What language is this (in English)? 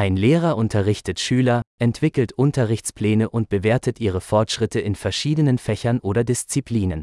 Danish